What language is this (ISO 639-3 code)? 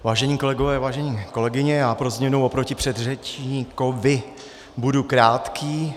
ces